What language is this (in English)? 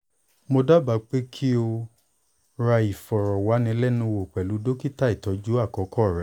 Yoruba